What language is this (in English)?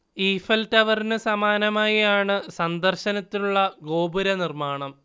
Malayalam